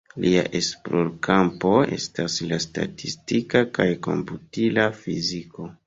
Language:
Esperanto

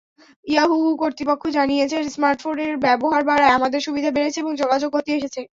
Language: Bangla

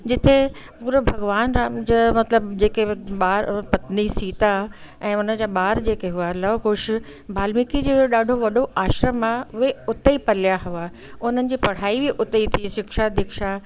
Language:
Sindhi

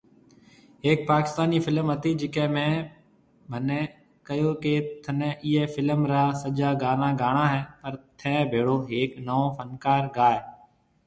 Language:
Marwari (Pakistan)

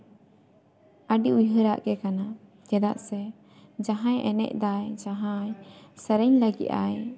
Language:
Santali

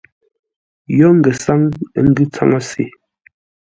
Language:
Ngombale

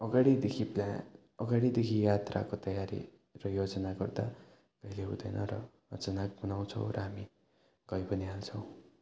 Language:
Nepali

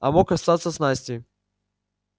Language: Russian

